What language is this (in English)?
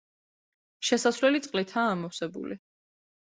Georgian